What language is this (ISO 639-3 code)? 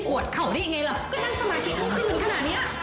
tha